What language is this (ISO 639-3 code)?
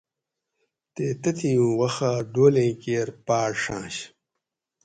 gwc